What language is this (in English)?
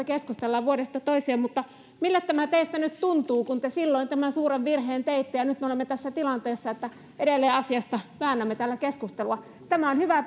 Finnish